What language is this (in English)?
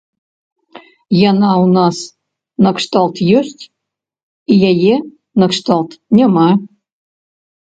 Belarusian